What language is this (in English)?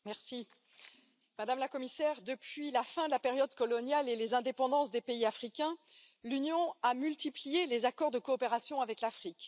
French